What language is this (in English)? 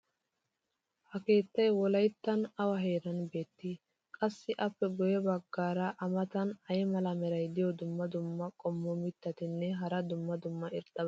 Wolaytta